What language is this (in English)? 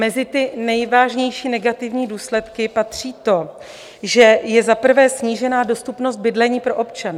Czech